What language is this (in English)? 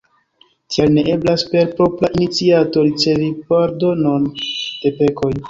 Esperanto